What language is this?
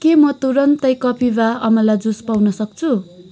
Nepali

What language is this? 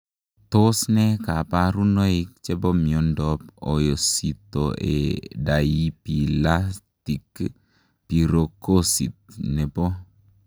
Kalenjin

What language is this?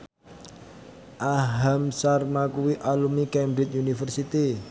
Javanese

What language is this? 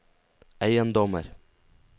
Norwegian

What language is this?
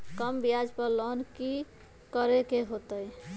Magahi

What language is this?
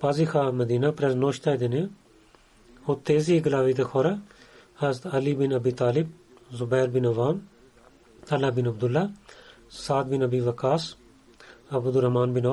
Bulgarian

